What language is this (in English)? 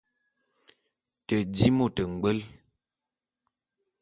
Bulu